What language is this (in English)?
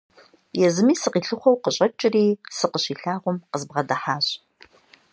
Kabardian